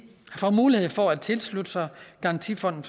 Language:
Danish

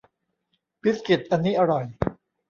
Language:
Thai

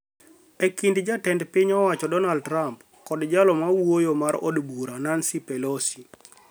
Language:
Luo (Kenya and Tanzania)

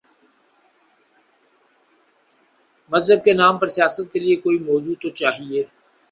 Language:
Urdu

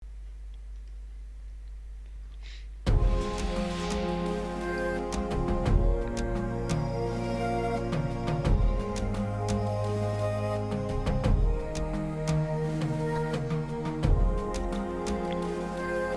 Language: Turkish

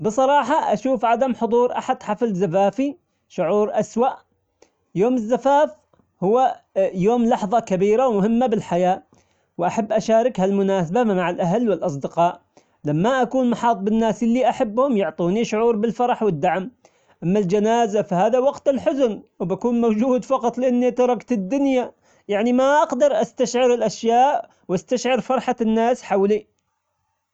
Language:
Omani Arabic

